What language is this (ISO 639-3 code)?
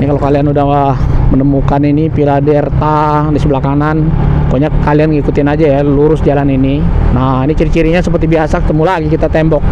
ind